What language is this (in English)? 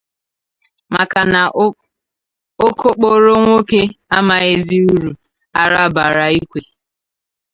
Igbo